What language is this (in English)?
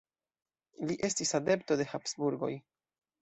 Esperanto